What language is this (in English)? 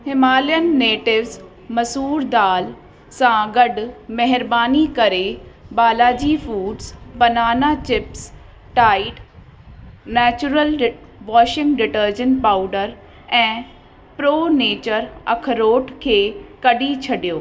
Sindhi